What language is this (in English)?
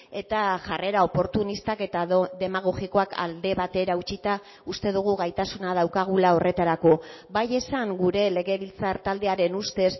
Basque